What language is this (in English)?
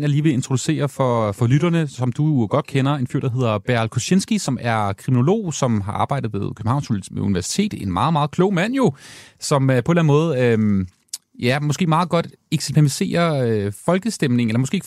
Danish